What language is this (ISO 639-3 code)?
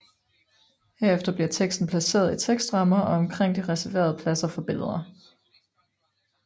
dan